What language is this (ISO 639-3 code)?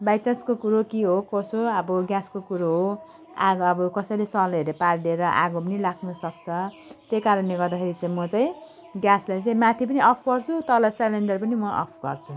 nep